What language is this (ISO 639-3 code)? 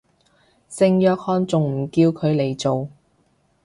yue